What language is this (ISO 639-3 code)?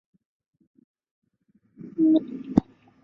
zho